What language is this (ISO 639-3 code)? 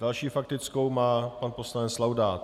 ces